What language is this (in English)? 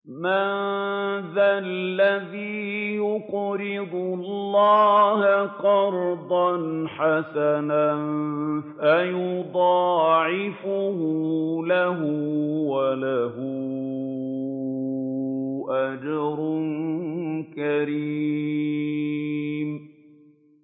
Arabic